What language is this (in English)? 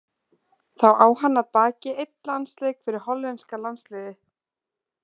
Icelandic